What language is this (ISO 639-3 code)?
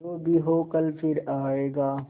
hin